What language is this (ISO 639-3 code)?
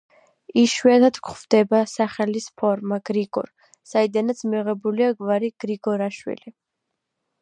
kat